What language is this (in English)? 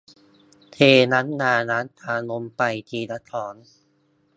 Thai